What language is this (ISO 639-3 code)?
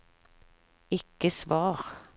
nor